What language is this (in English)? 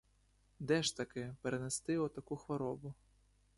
Ukrainian